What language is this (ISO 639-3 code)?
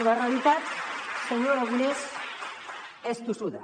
cat